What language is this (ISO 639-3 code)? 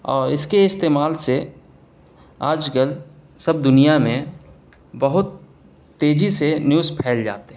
urd